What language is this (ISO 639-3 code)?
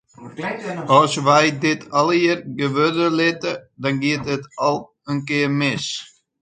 fry